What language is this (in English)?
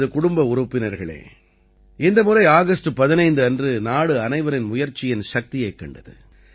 Tamil